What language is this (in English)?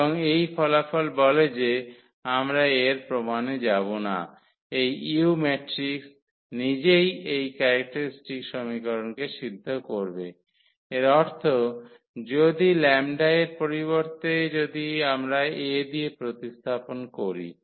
Bangla